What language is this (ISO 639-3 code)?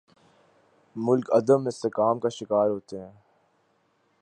urd